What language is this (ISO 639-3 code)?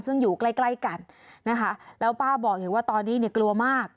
tha